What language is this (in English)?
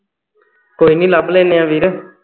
Punjabi